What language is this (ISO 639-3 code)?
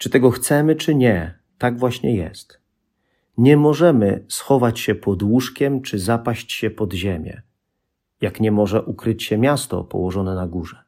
pol